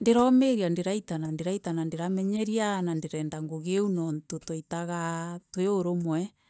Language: Meru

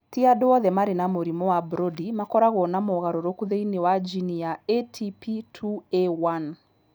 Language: Kikuyu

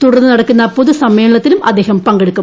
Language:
Malayalam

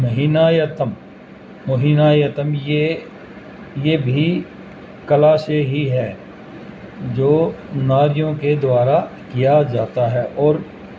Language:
Urdu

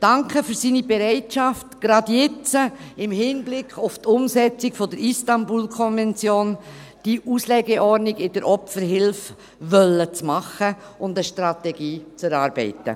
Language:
Swiss German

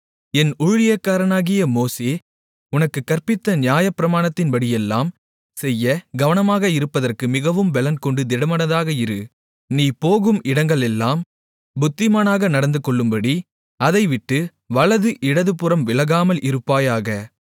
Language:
Tamil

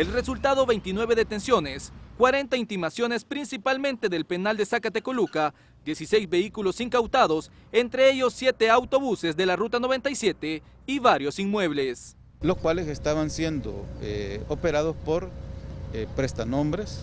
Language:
Spanish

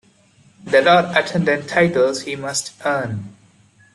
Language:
English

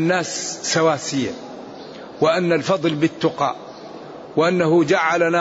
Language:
Arabic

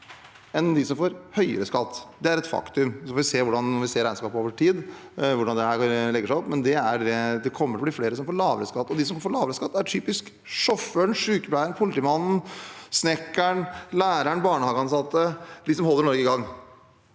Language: Norwegian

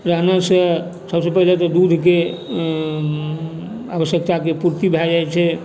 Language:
Maithili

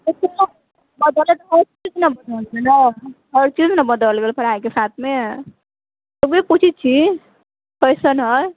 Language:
Maithili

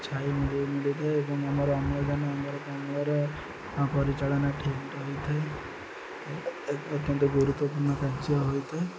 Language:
Odia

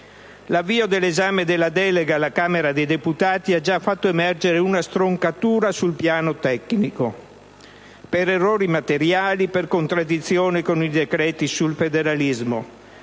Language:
Italian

